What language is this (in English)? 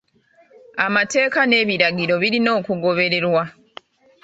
Ganda